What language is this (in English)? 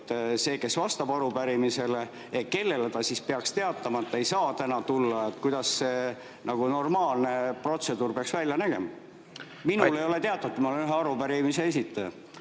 Estonian